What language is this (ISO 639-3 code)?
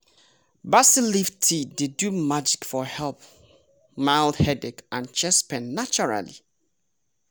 pcm